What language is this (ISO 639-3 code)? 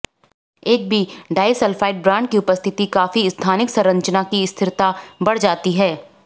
hin